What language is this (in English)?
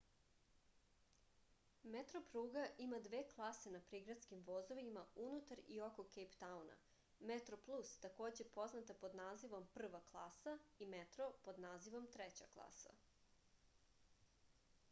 Serbian